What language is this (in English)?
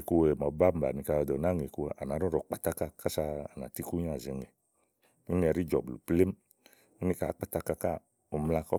Igo